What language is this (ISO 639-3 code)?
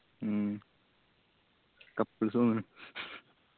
mal